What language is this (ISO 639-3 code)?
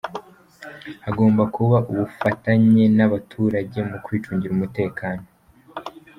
kin